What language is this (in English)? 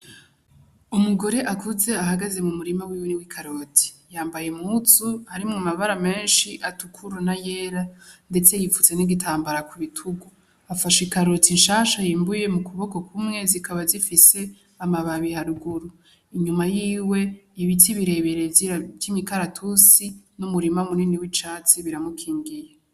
Rundi